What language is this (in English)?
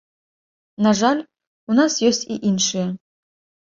Belarusian